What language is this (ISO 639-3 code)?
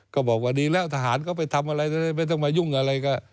tha